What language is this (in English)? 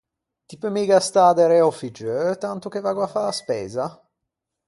Ligurian